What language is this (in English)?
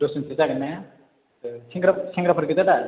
Bodo